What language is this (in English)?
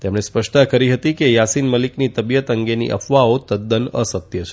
Gujarati